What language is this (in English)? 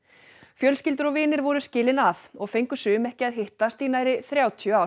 Icelandic